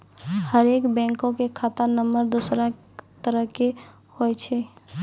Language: Maithili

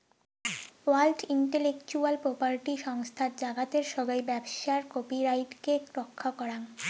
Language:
Bangla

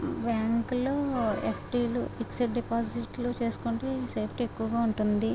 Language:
Telugu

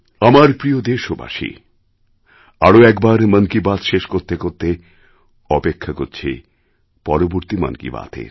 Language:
Bangla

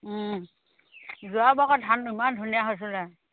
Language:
Assamese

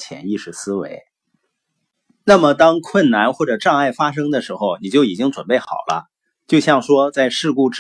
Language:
Chinese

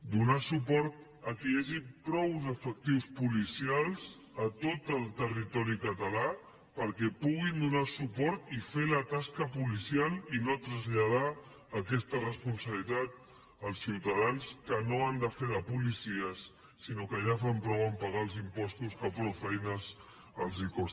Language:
Catalan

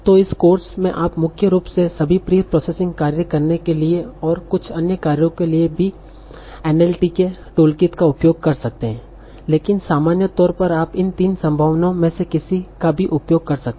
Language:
Hindi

